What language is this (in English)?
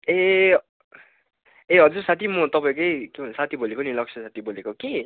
Nepali